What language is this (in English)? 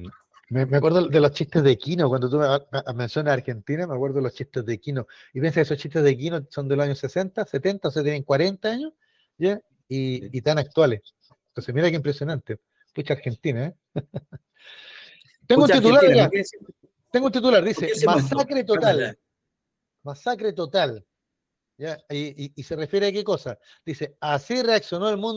Spanish